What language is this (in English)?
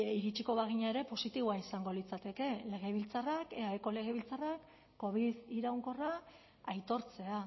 Basque